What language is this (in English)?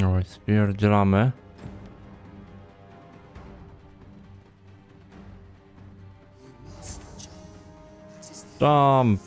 Polish